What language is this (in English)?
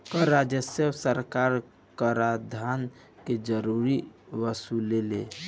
Bhojpuri